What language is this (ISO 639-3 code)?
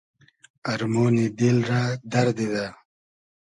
haz